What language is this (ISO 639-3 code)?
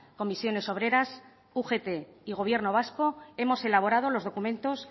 spa